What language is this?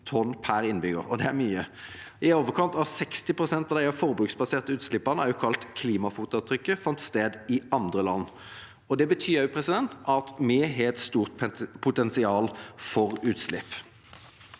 Norwegian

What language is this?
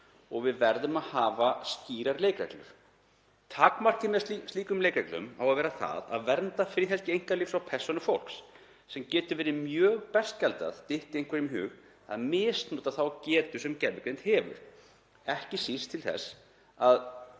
Icelandic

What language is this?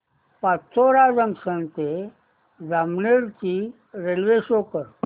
Marathi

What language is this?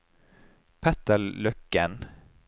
Norwegian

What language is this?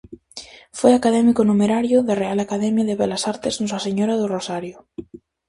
Galician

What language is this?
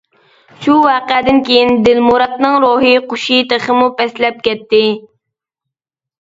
Uyghur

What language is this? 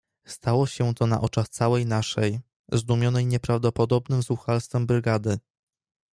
Polish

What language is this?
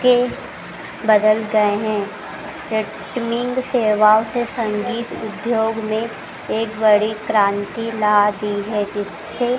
Hindi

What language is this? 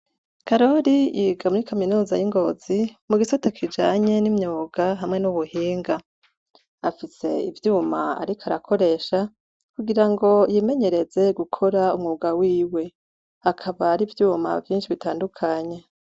Rundi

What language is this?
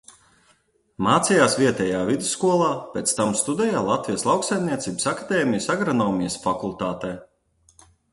Latvian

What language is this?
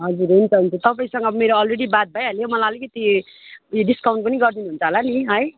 Nepali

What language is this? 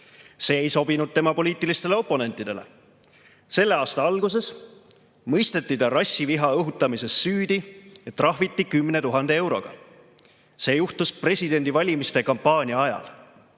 Estonian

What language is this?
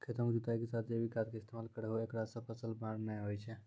Maithili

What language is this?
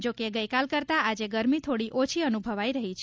Gujarati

